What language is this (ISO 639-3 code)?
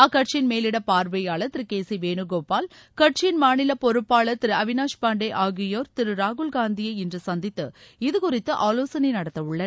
tam